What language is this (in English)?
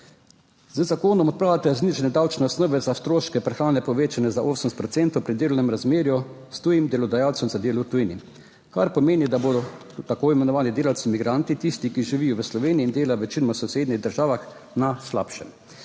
Slovenian